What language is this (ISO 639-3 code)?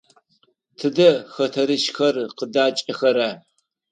ady